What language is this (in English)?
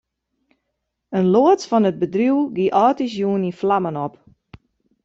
Western Frisian